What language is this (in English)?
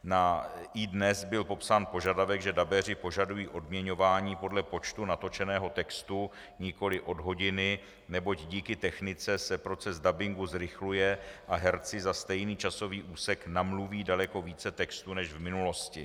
Czech